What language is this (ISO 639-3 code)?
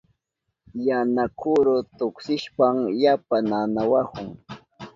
qup